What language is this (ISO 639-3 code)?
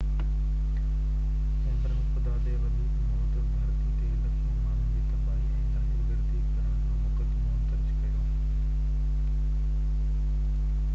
snd